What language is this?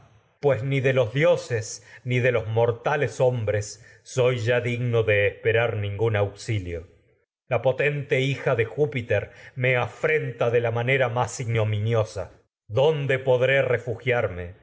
Spanish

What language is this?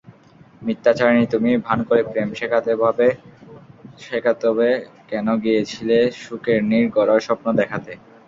Bangla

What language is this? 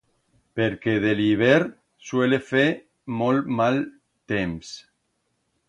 Aragonese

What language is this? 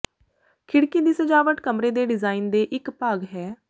Punjabi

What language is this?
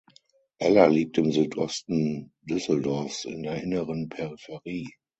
German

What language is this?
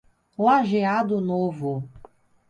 Portuguese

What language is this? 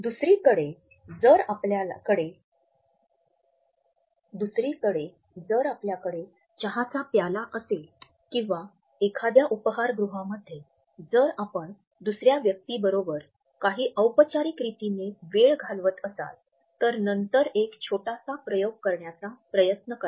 Marathi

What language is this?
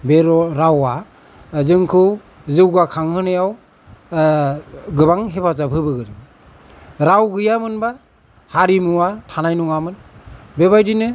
Bodo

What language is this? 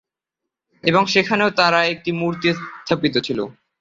Bangla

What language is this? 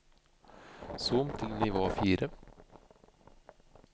Norwegian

